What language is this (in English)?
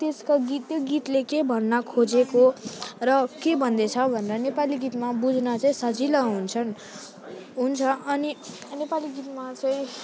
Nepali